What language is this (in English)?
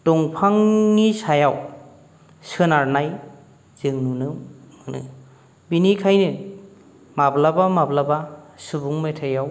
Bodo